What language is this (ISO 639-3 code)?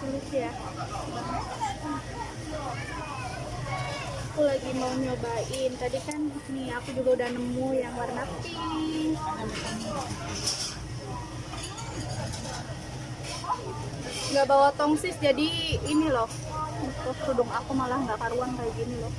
ind